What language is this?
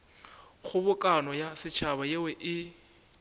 Northern Sotho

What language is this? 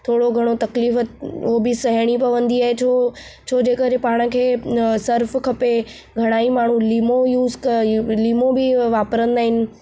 Sindhi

